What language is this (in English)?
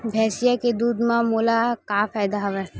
Chhattisgarhi